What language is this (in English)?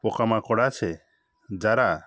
Bangla